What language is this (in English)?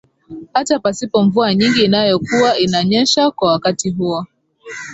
Swahili